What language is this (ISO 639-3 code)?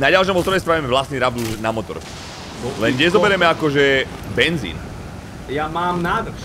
ces